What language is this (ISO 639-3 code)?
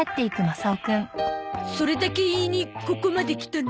jpn